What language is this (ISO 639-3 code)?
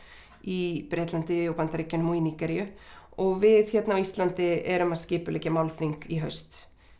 isl